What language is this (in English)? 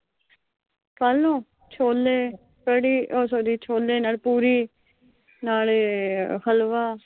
Punjabi